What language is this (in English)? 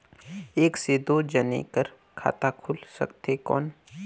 Chhattisgarhi